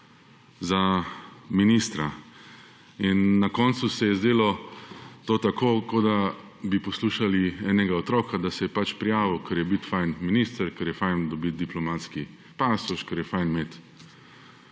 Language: Slovenian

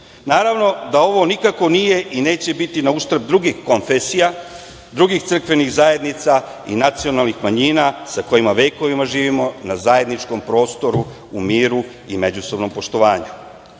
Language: Serbian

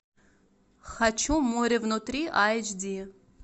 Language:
Russian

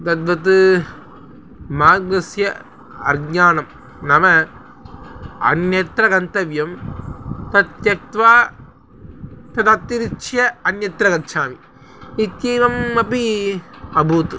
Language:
Sanskrit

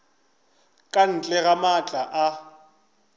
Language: Northern Sotho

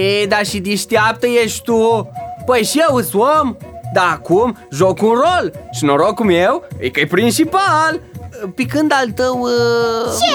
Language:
Romanian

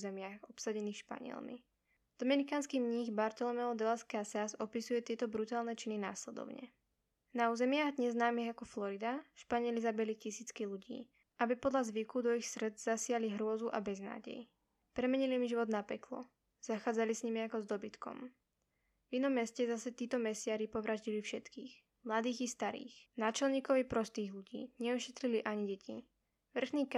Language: Slovak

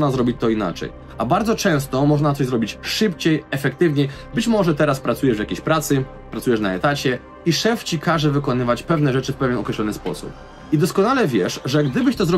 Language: Polish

